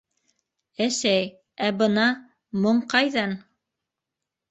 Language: Bashkir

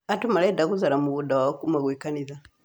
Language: Kikuyu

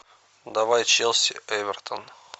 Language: Russian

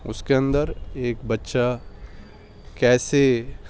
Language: Urdu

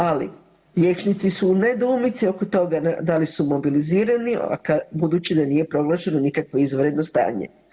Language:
Croatian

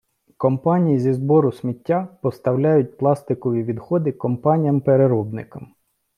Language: Ukrainian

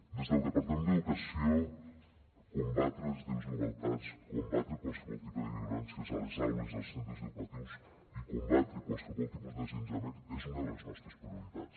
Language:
Catalan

